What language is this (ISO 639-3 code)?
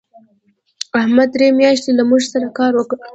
pus